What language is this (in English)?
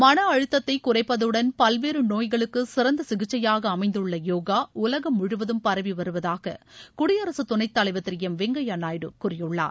Tamil